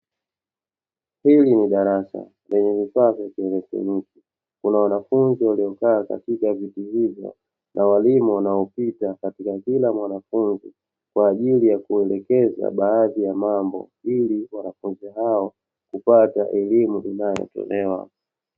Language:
Swahili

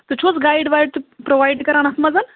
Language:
Kashmiri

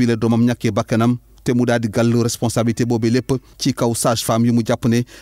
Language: French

